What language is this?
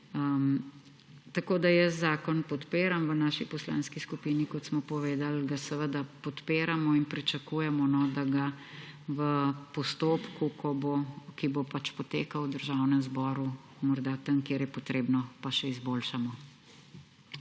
Slovenian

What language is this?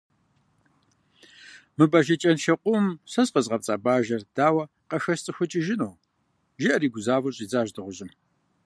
Kabardian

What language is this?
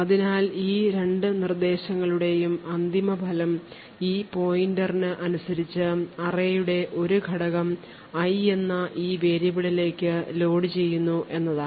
Malayalam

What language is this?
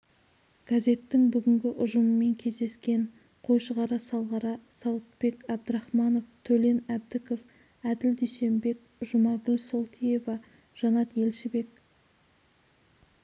Kazakh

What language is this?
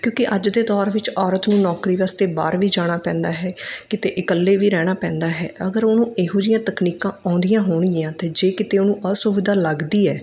Punjabi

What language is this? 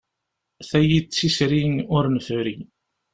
Kabyle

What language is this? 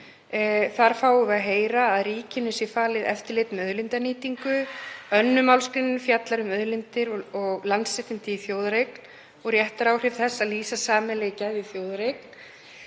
Icelandic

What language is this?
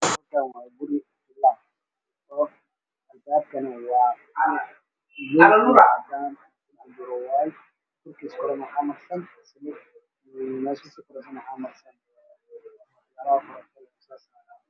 Somali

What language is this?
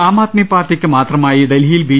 Malayalam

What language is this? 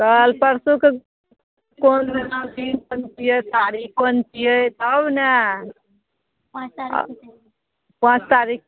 Maithili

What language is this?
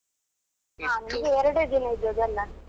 Kannada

